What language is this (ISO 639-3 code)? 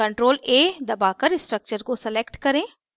hin